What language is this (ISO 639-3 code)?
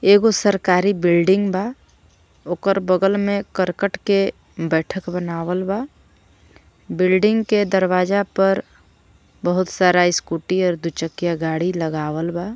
bho